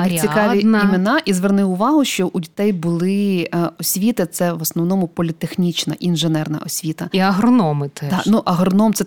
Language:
Ukrainian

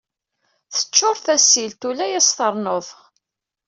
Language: Kabyle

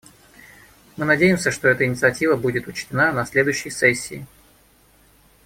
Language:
Russian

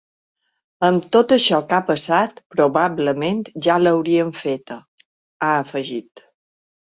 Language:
Catalan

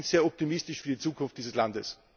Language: German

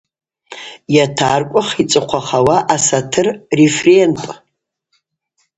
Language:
Abaza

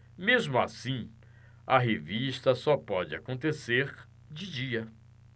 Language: Portuguese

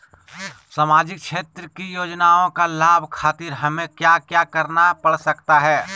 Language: Magahi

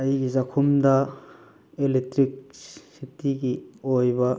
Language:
Manipuri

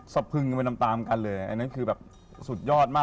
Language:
Thai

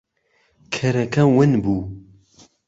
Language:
Central Kurdish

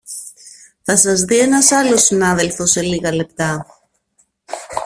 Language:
Greek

